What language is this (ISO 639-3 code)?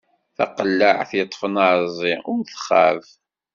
kab